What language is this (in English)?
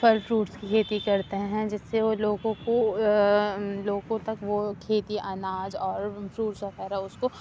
Urdu